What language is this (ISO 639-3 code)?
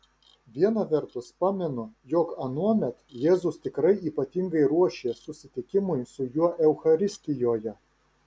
lit